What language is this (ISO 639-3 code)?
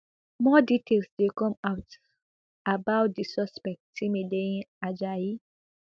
pcm